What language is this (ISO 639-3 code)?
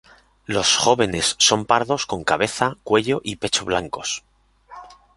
spa